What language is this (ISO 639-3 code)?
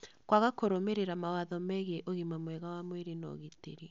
kik